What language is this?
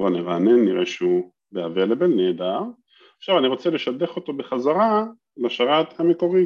Hebrew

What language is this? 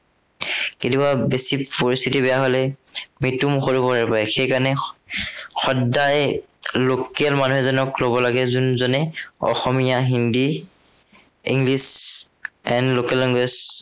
Assamese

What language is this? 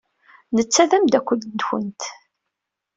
Kabyle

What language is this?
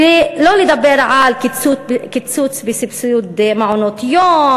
Hebrew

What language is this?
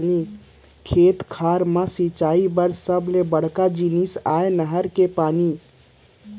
Chhattisgarhi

